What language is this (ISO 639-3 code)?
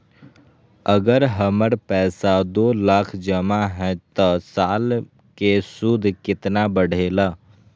mag